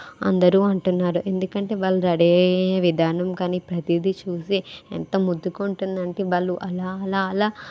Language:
Telugu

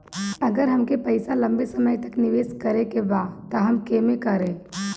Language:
Bhojpuri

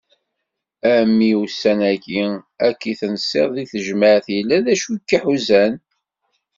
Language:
Kabyle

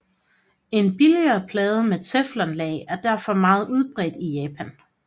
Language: Danish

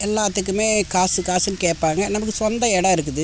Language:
Tamil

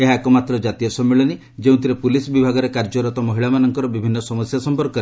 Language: Odia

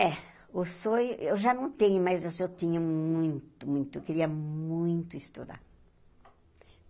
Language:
Portuguese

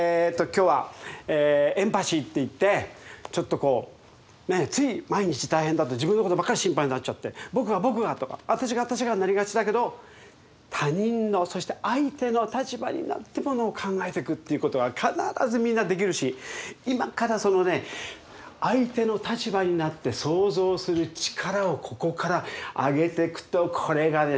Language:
Japanese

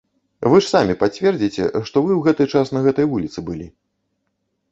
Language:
Belarusian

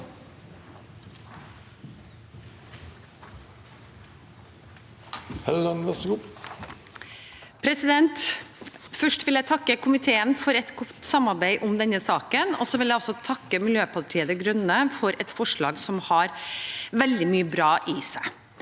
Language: Norwegian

